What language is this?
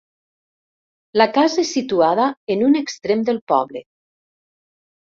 Catalan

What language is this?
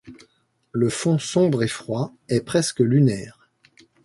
French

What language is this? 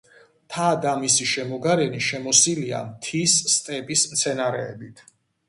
Georgian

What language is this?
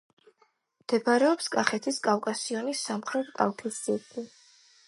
Georgian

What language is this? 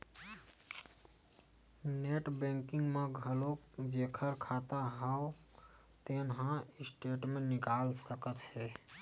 Chhattisgarhi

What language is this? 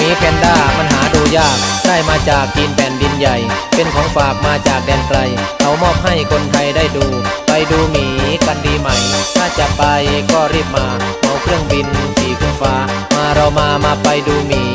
Thai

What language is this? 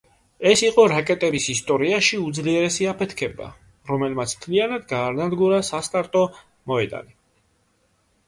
Georgian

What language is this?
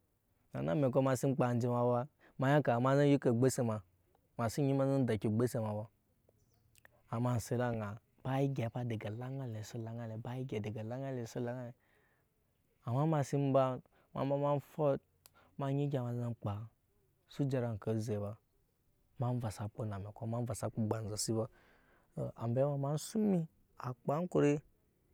Nyankpa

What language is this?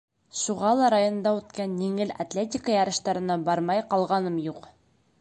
Bashkir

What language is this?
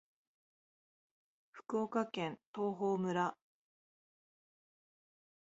Japanese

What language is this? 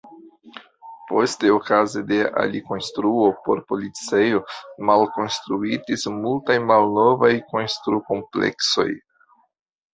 Esperanto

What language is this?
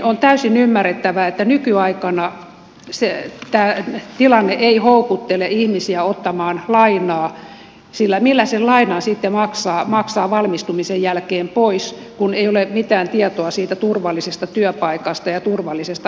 Finnish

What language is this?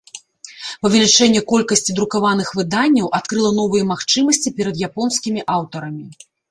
Belarusian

